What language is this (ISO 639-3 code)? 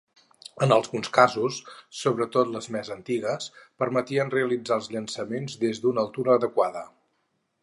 cat